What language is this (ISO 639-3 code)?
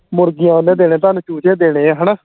pan